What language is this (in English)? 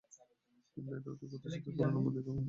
Bangla